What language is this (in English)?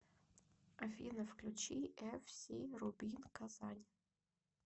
Russian